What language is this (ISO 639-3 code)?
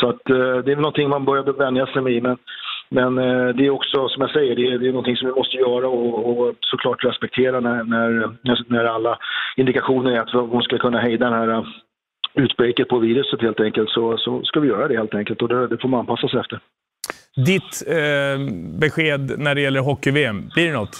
swe